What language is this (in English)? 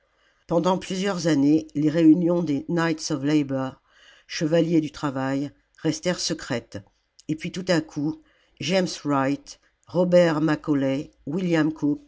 French